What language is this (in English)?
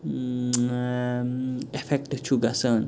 Kashmiri